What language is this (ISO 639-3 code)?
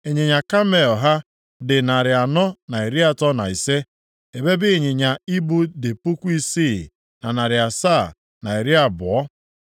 ibo